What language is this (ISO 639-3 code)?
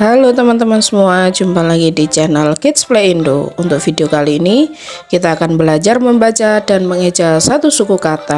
ind